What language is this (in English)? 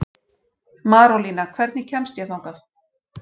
Icelandic